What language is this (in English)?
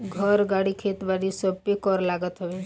Bhojpuri